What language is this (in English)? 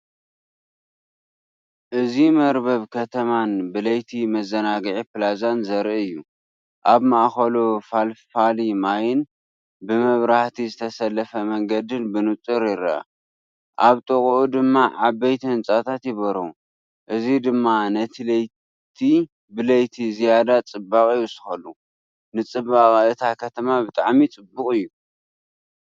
Tigrinya